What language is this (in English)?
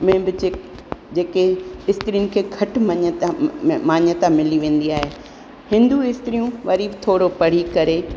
Sindhi